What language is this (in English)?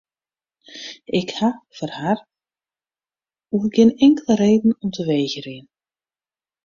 Western Frisian